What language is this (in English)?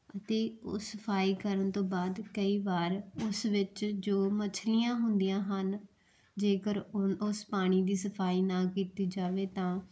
Punjabi